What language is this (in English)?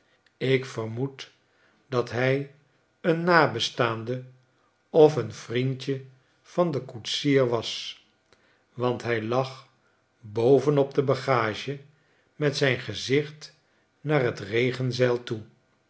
Dutch